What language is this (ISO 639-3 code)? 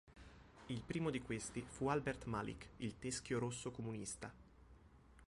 ita